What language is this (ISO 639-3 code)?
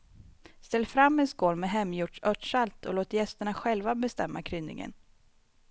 swe